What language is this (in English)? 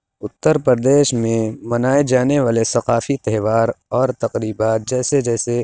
Urdu